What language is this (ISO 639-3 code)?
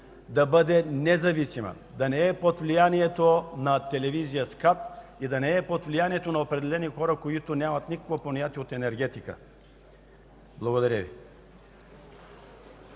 bul